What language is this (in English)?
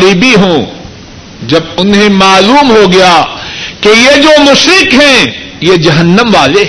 Urdu